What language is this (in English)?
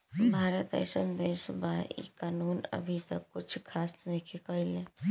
Bhojpuri